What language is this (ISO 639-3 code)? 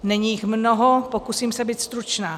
ces